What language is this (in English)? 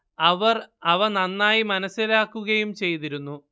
Malayalam